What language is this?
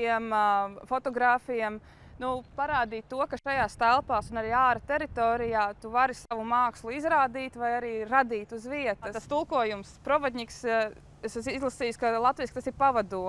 Latvian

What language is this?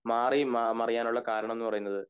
Malayalam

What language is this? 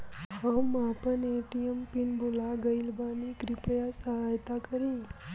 Bhojpuri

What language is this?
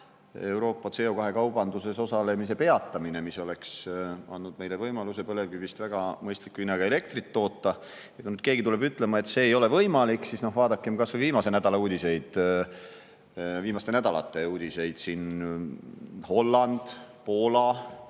Estonian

